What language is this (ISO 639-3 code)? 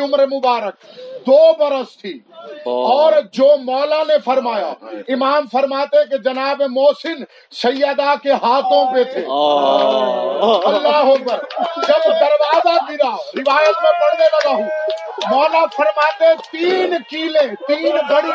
urd